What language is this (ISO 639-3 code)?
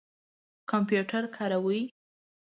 pus